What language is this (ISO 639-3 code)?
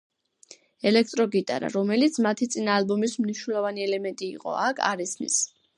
kat